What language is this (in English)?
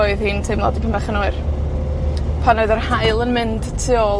Welsh